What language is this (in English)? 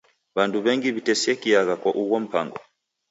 Taita